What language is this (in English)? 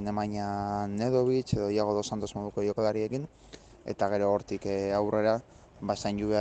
Spanish